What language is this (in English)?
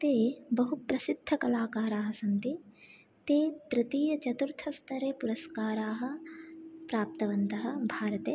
Sanskrit